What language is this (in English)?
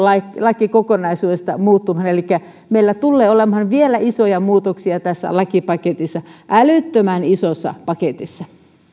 Finnish